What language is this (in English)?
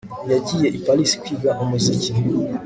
Kinyarwanda